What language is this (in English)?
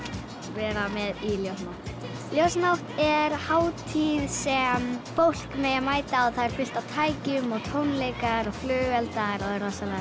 Icelandic